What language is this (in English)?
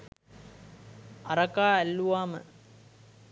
Sinhala